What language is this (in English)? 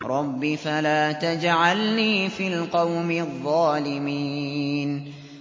Arabic